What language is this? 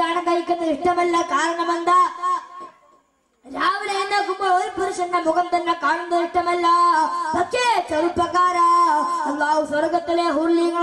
Arabic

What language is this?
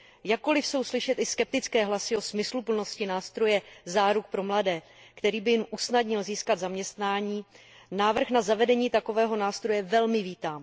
Czech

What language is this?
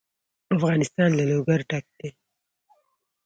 Pashto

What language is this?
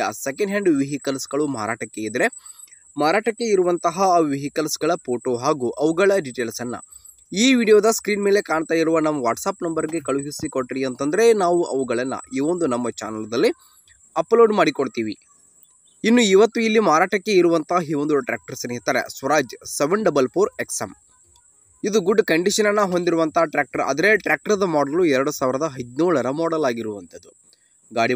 Kannada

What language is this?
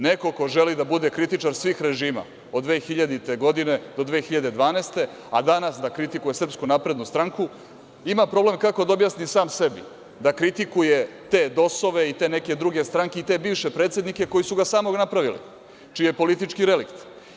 Serbian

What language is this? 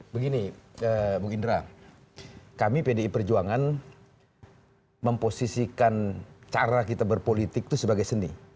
Indonesian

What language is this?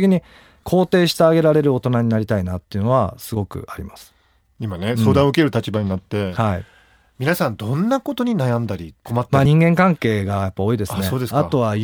Japanese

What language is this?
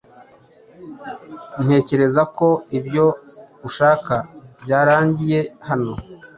Kinyarwanda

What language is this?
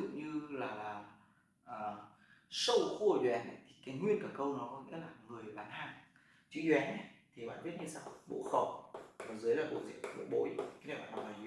Vietnamese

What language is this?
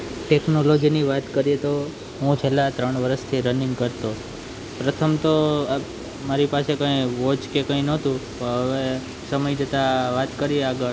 Gujarati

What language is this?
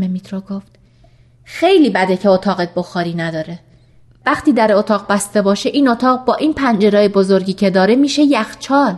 Persian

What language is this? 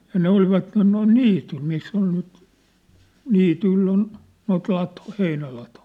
Finnish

